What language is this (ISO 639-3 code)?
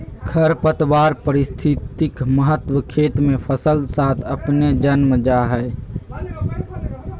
mag